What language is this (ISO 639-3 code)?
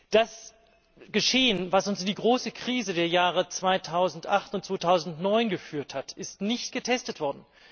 deu